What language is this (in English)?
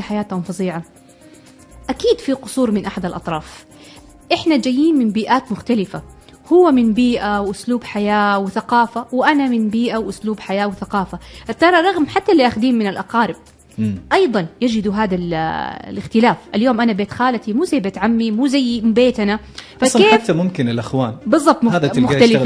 Arabic